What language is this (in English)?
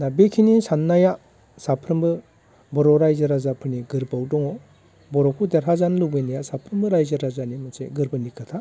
Bodo